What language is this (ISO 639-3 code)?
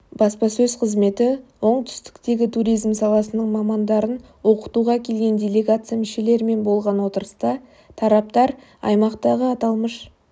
kaz